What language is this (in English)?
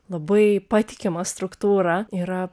Lithuanian